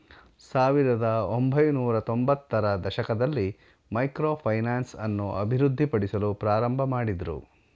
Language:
Kannada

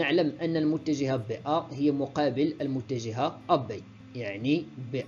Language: Arabic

